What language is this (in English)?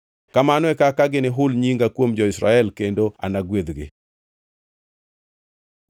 Luo (Kenya and Tanzania)